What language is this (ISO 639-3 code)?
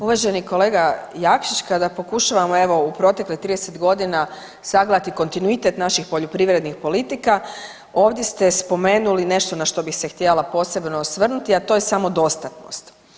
hrv